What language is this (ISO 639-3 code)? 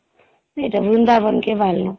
ori